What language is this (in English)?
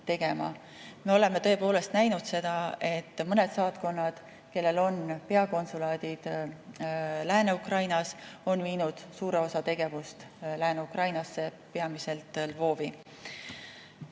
Estonian